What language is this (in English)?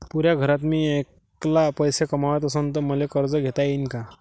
Marathi